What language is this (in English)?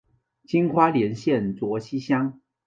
Chinese